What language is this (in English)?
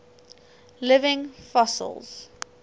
English